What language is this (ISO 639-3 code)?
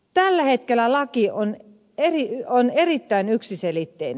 fin